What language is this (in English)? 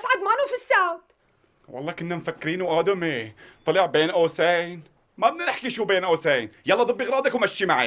Arabic